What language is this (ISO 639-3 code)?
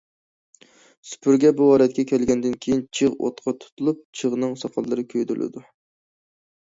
uig